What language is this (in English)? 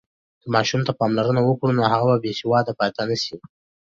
Pashto